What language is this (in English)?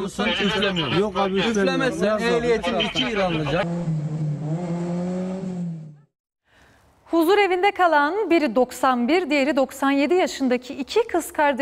Turkish